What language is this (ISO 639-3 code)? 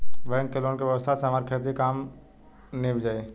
bho